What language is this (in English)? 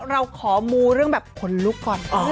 Thai